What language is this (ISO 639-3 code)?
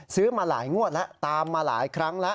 tha